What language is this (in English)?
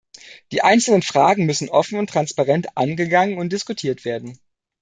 German